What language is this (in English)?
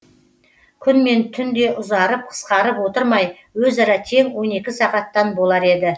Kazakh